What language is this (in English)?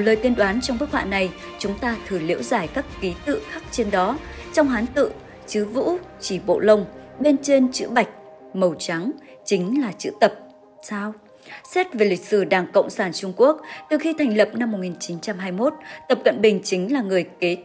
Vietnamese